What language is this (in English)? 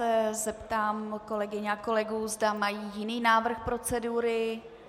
Czech